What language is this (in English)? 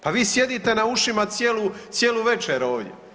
Croatian